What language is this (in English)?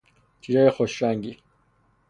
Persian